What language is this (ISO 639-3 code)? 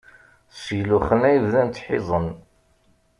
kab